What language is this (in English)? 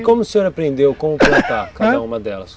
Portuguese